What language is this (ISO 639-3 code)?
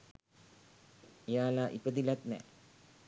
sin